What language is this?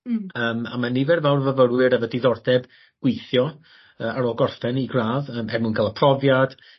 Welsh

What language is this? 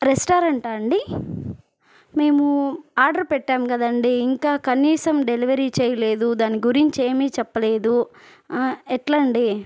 Telugu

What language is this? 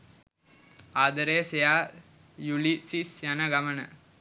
Sinhala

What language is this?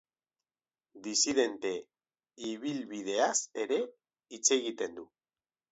Basque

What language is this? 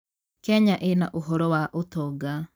Kikuyu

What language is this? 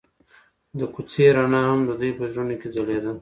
Pashto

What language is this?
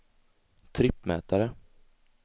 Swedish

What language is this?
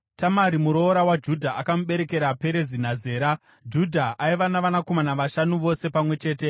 Shona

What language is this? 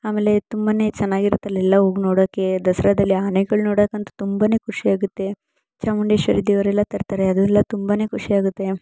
Kannada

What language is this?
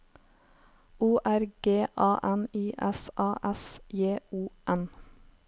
Norwegian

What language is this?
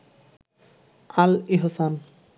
Bangla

